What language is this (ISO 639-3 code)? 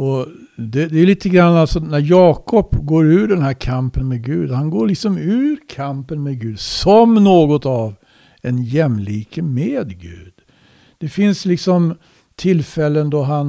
swe